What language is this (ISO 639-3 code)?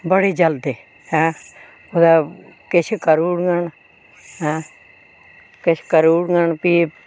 doi